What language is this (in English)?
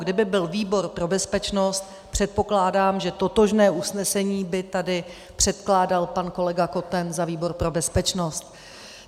Czech